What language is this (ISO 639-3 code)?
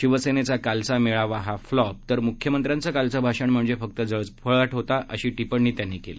mar